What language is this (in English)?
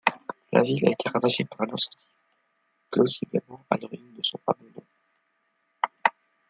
French